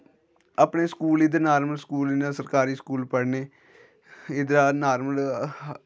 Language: Dogri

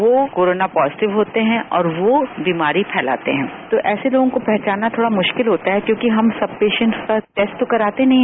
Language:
Hindi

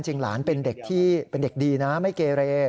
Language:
Thai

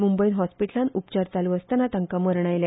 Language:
Konkani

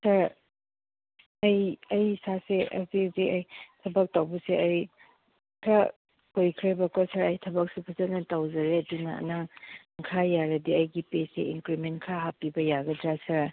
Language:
Manipuri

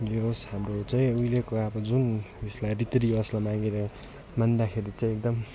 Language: Nepali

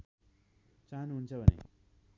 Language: Nepali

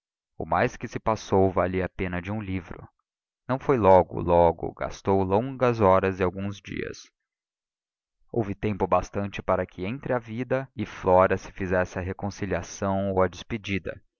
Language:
Portuguese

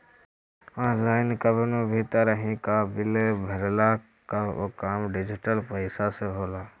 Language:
Bhojpuri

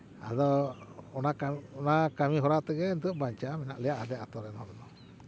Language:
Santali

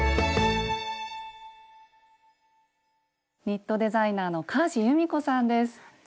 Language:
Japanese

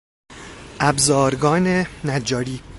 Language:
Persian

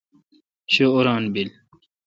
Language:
Kalkoti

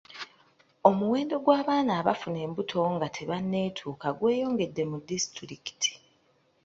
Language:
Ganda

